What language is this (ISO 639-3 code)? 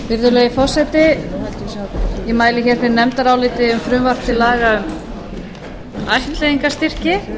isl